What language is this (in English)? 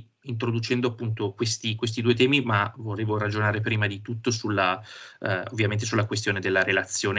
Italian